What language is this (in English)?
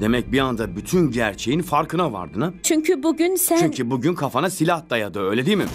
Turkish